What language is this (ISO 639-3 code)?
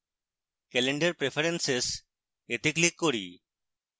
ben